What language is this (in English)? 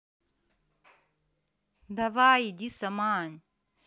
Russian